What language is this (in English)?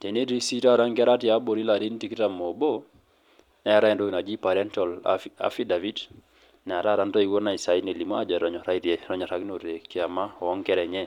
Masai